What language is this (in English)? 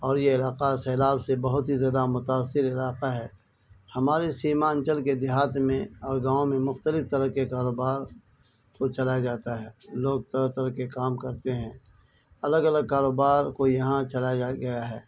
Urdu